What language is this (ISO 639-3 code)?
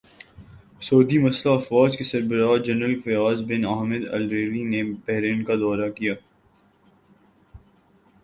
urd